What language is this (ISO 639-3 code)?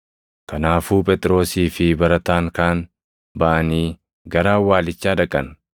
orm